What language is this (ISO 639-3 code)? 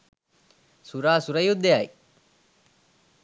sin